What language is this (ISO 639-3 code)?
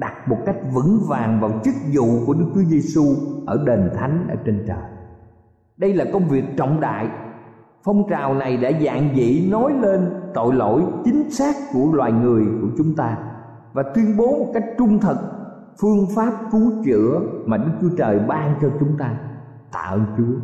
vie